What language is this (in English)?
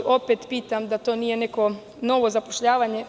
Serbian